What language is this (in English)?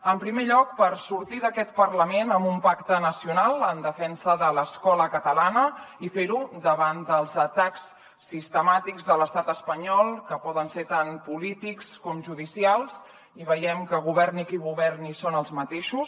Catalan